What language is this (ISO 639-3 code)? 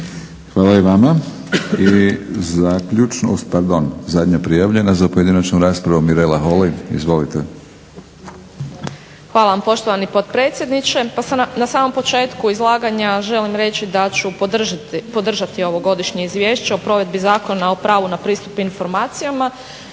hrv